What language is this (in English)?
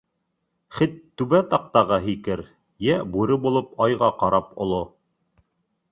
Bashkir